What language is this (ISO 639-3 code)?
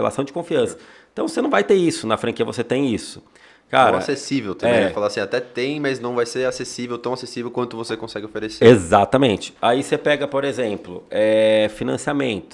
por